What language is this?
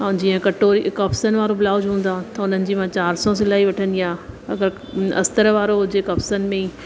Sindhi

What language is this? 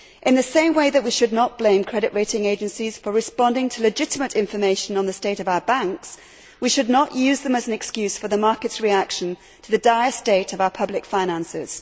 English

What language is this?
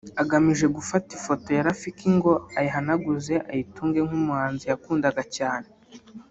Kinyarwanda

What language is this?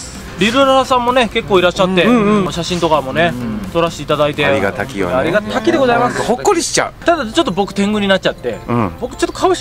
Japanese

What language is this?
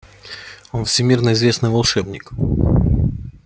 Russian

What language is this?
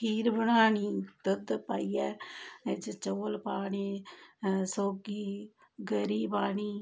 Dogri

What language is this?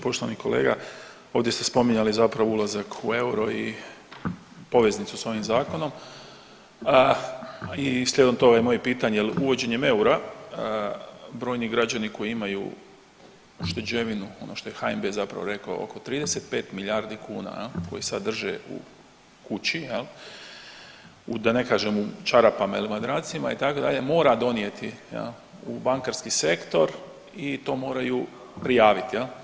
Croatian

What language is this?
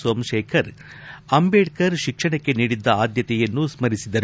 Kannada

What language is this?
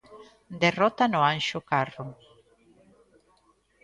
Galician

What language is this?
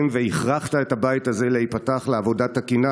Hebrew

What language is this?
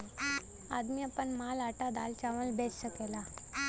Bhojpuri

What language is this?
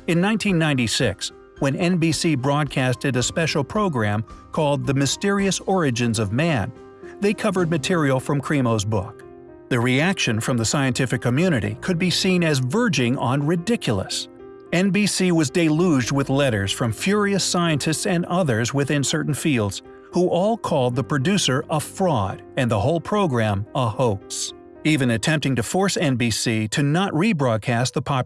English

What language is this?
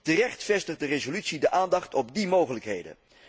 Dutch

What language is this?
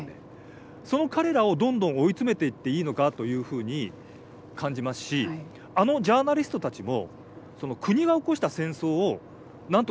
Japanese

